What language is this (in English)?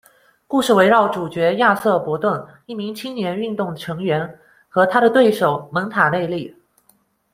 Chinese